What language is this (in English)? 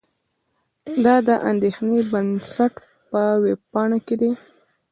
Pashto